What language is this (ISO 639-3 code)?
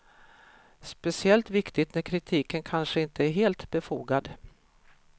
swe